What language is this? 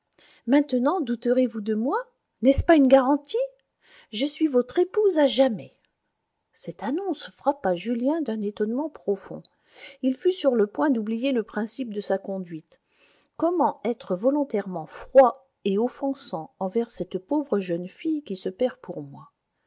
French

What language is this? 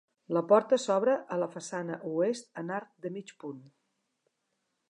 Catalan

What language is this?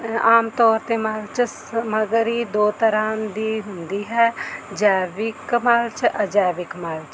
Punjabi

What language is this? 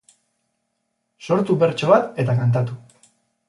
Basque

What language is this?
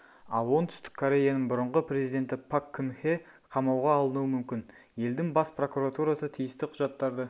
Kazakh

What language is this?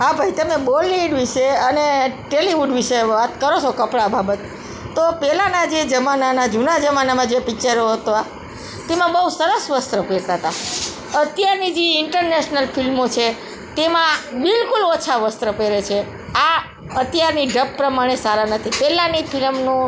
Gujarati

